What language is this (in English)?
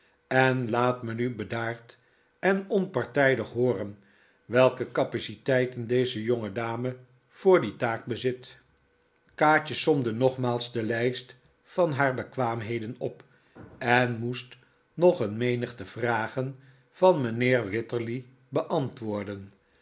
Dutch